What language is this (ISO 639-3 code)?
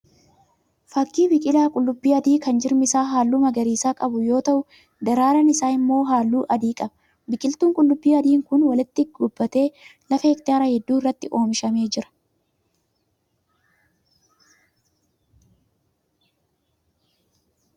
orm